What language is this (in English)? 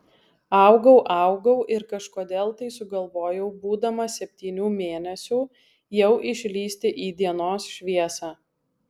Lithuanian